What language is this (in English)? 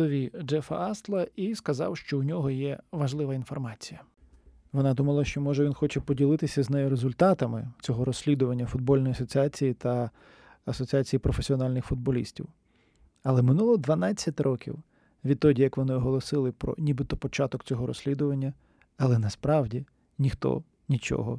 Ukrainian